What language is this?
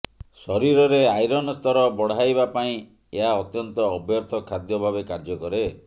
Odia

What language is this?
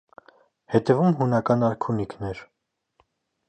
Armenian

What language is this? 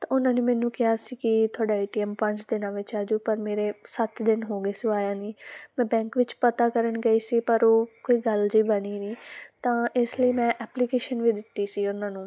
Punjabi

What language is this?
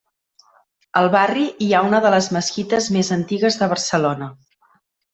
Catalan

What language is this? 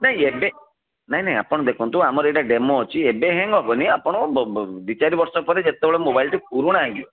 Odia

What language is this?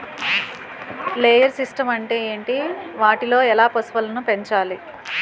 Telugu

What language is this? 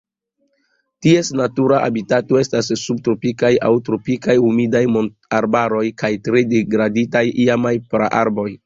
Esperanto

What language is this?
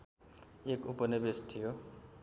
Nepali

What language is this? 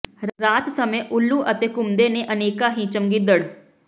Punjabi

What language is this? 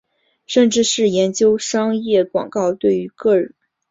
Chinese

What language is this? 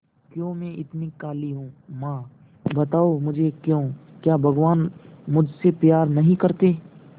Hindi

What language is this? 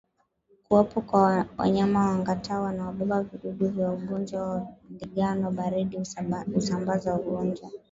Swahili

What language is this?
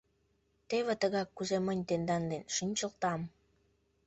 Mari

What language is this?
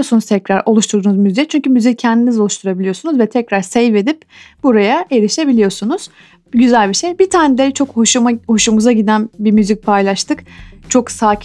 Turkish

